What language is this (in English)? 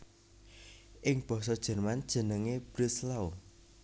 Javanese